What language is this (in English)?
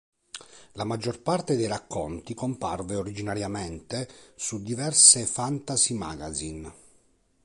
Italian